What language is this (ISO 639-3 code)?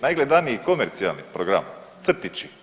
hrv